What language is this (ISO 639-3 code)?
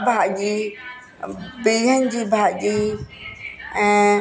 snd